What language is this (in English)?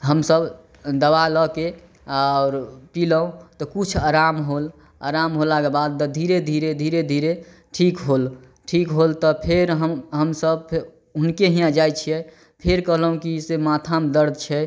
Maithili